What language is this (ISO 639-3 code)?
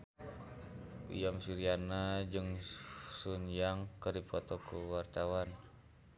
sun